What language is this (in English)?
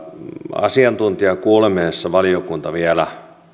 Finnish